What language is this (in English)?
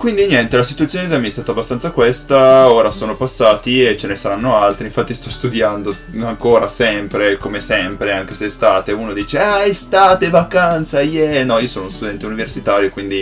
Italian